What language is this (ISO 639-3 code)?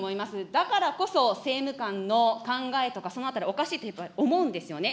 jpn